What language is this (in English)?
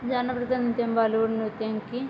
Telugu